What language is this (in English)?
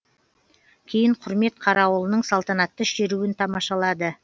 Kazakh